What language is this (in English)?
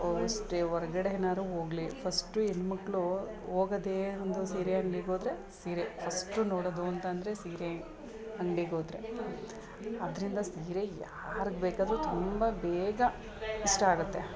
Kannada